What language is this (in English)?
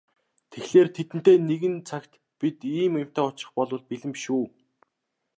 Mongolian